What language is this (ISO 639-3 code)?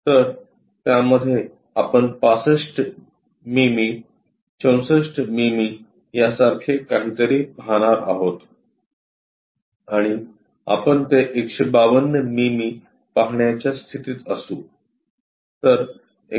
mar